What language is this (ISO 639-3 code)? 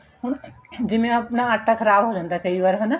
pan